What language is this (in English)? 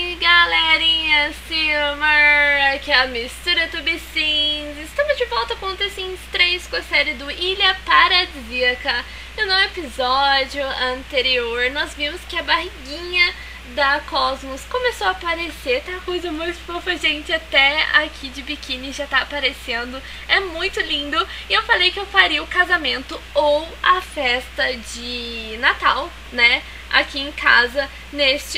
Portuguese